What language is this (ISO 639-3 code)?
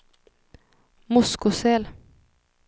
swe